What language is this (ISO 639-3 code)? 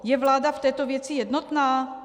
ces